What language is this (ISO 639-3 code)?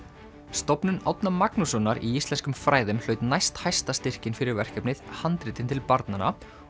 isl